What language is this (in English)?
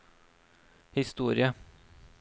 Norwegian